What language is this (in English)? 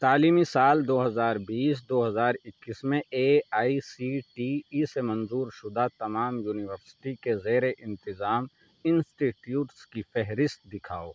Urdu